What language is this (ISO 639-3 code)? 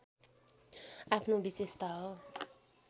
nep